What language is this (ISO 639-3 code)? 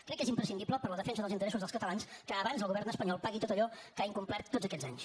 cat